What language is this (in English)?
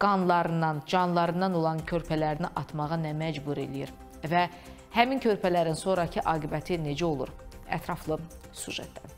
Turkish